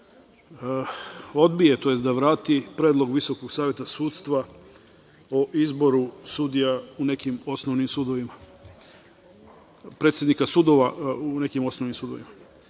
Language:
Serbian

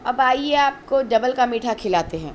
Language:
Urdu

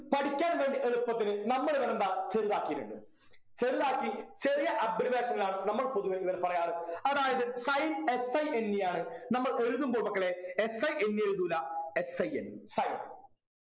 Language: Malayalam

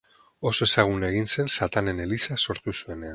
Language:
Basque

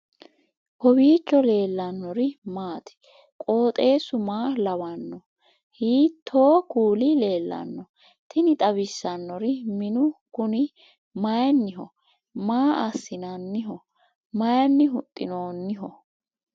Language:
Sidamo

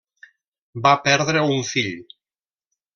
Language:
Catalan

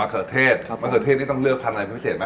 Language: Thai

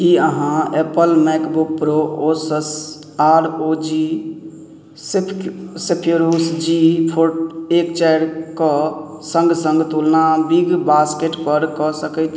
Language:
Maithili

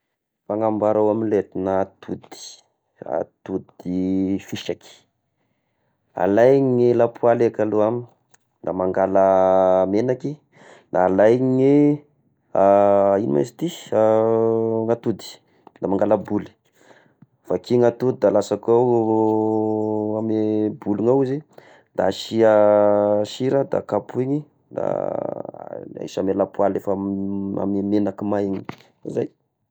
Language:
Tesaka Malagasy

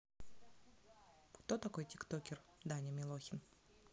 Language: Russian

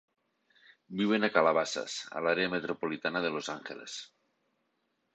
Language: Catalan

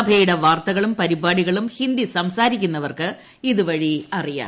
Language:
Malayalam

